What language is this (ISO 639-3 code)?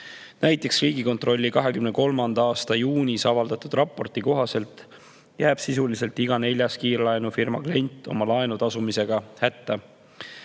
est